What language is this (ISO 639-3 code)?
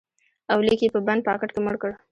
pus